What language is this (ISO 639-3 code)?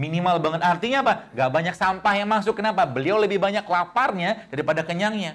ind